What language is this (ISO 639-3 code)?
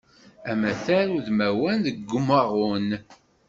kab